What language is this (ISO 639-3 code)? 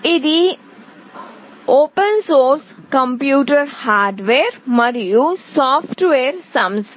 tel